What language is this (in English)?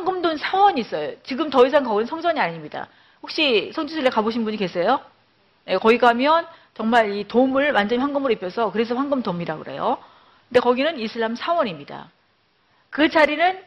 Korean